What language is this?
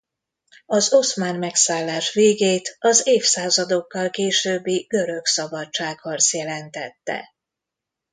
Hungarian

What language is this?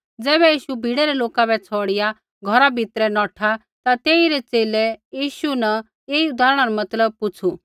Kullu Pahari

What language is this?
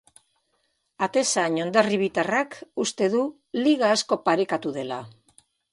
Basque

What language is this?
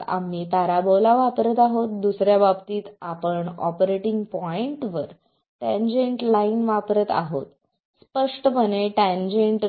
Marathi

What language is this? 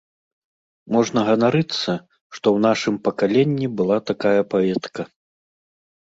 Belarusian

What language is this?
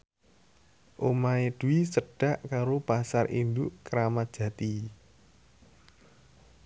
Javanese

